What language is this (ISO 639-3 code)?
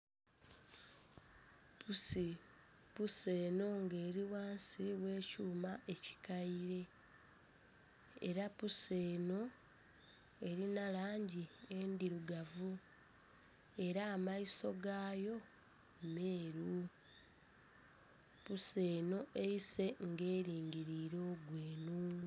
xog